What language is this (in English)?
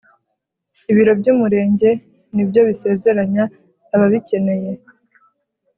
Kinyarwanda